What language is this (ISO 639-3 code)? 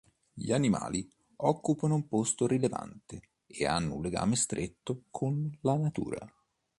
ita